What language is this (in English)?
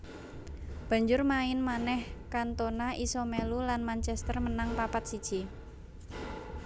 Javanese